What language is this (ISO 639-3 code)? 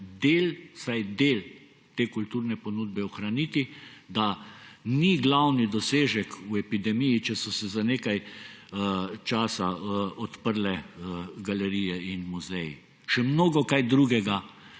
slv